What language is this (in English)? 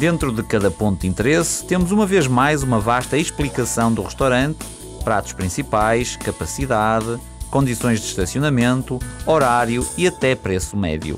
Portuguese